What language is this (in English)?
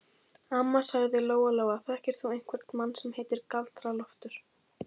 Icelandic